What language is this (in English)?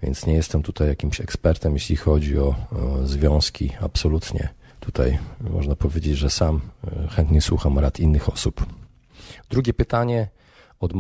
Polish